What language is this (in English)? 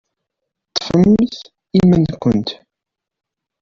Kabyle